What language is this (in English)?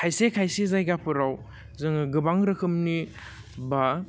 Bodo